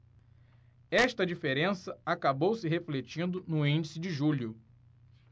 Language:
Portuguese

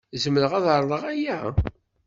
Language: Kabyle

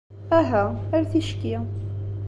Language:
Kabyle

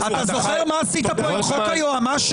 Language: Hebrew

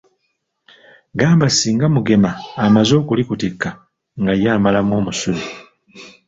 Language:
Ganda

